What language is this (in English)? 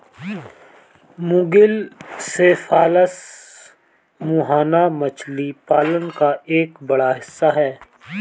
Hindi